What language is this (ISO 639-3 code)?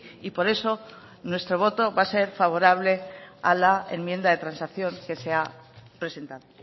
spa